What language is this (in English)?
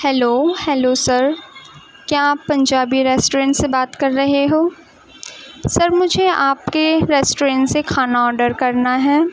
Urdu